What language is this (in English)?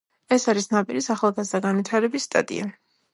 Georgian